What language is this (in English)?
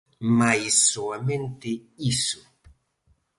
Galician